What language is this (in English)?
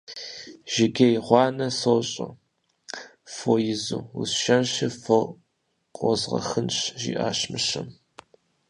Kabardian